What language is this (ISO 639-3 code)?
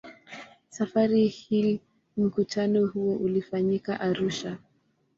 swa